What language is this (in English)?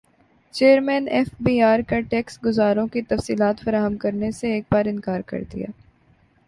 Urdu